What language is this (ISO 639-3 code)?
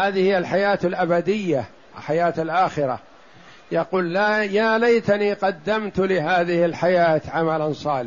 ara